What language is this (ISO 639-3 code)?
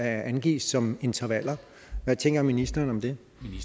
dan